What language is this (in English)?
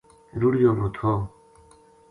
Gujari